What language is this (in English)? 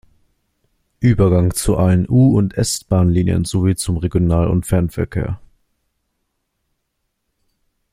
German